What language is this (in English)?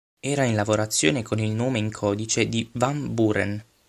Italian